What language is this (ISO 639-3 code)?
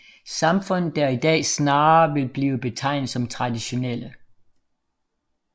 dan